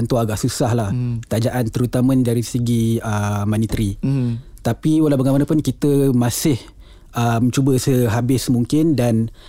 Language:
Malay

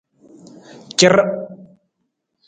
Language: Nawdm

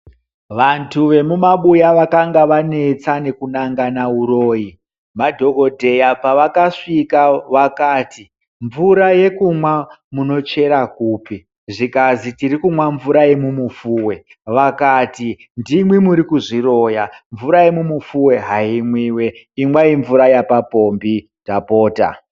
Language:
Ndau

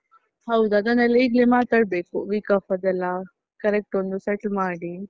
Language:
Kannada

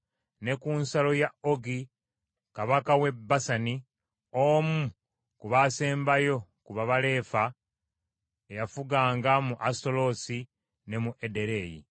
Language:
Ganda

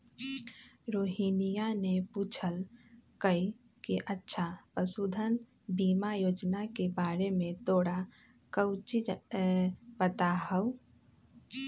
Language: Magahi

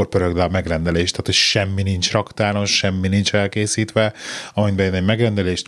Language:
Hungarian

